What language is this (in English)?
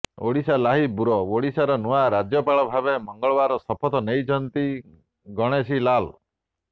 Odia